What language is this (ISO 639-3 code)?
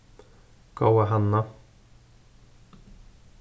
fao